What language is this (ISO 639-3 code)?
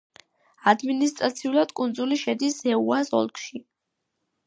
kat